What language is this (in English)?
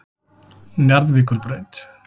Icelandic